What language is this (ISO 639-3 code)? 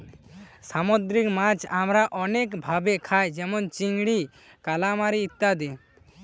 ben